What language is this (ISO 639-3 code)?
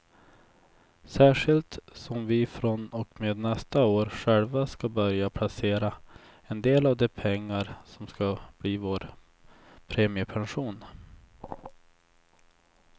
swe